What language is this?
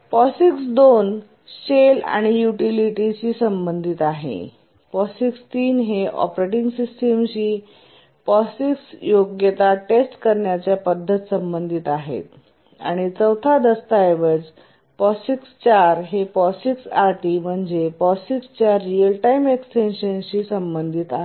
Marathi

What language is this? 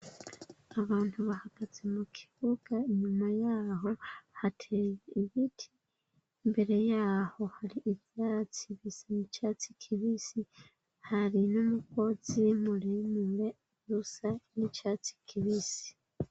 Rundi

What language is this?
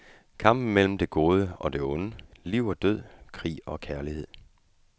Danish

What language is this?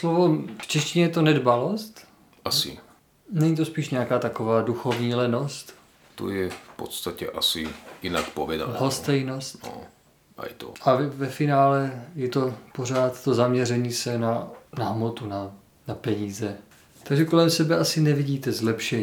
Czech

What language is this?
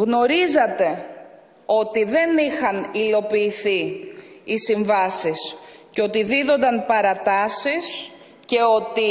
Greek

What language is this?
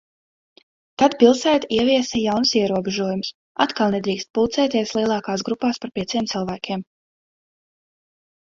Latvian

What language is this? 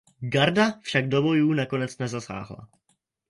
Czech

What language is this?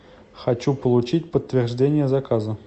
Russian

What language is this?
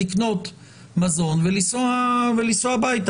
Hebrew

